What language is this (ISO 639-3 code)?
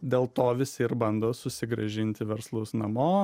lit